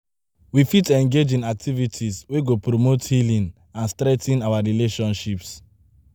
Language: Nigerian Pidgin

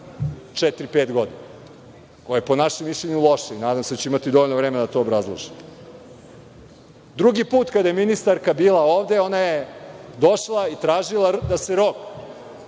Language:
Serbian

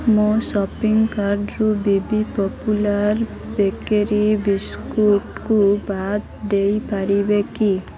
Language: Odia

